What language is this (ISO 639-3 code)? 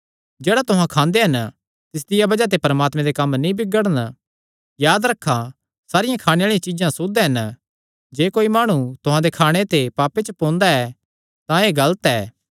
xnr